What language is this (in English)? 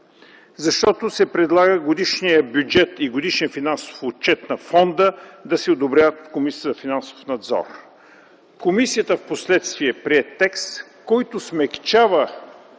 Bulgarian